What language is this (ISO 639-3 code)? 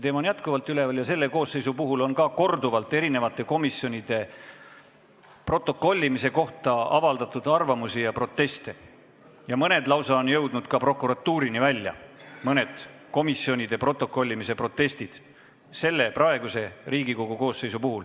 est